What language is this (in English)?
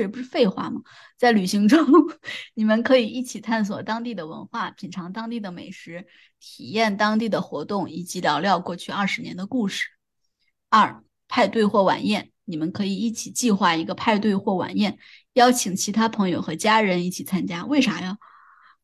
Chinese